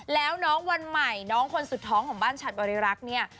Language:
Thai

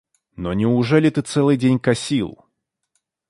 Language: Russian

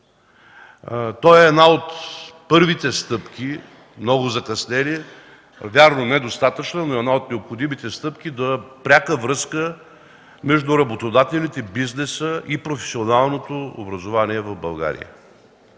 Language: Bulgarian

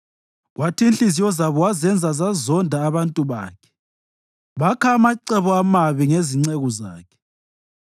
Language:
North Ndebele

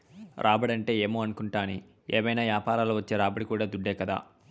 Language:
Telugu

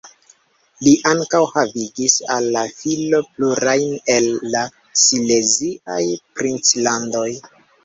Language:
Esperanto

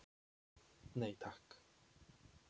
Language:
Icelandic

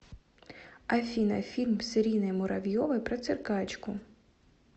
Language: Russian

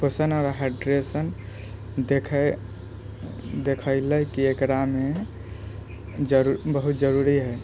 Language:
Maithili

